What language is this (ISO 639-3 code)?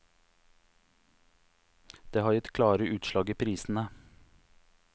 nor